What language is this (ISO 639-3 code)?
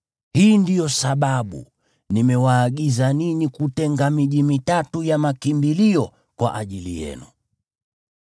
swa